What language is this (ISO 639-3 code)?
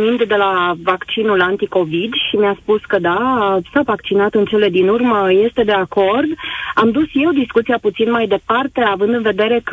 ron